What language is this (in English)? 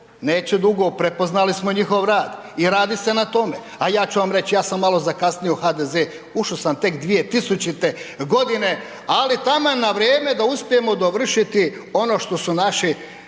Croatian